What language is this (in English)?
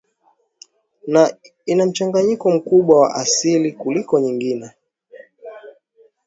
Swahili